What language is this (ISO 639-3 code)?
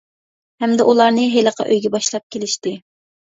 uig